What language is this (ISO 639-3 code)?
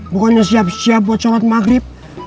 ind